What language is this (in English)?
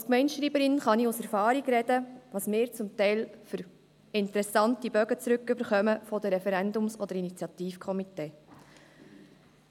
Swiss German